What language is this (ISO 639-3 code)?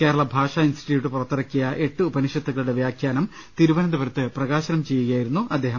mal